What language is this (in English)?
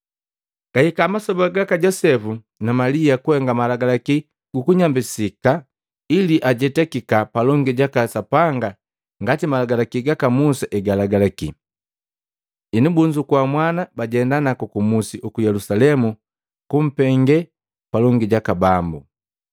Matengo